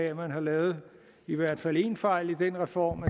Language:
Danish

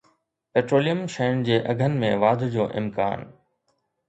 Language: Sindhi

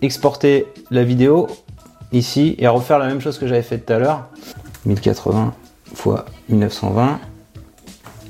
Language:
French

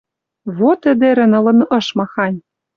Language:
Western Mari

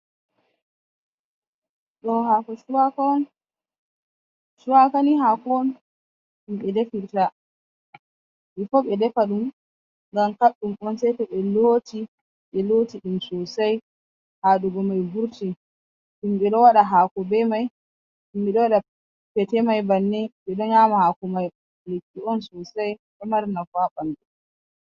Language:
Fula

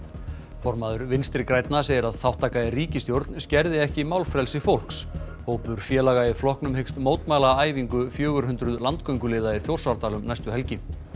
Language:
Icelandic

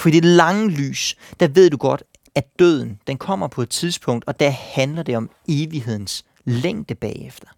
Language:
Danish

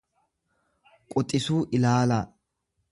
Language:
Oromo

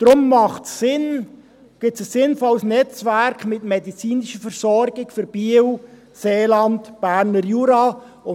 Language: Swiss German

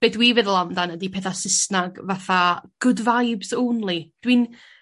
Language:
Welsh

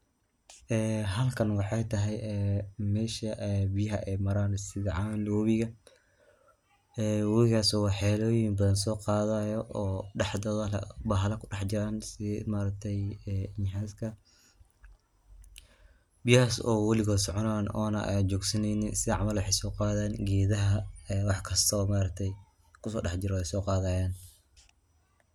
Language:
Somali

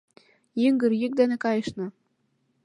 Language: Mari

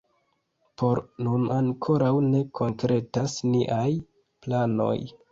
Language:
Esperanto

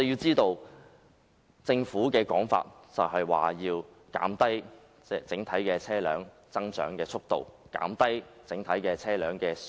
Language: Cantonese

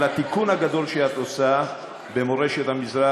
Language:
Hebrew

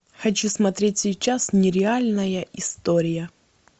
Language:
Russian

